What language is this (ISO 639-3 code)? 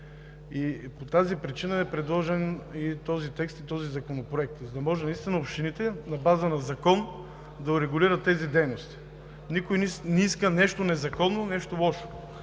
bul